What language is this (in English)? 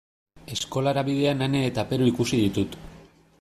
Basque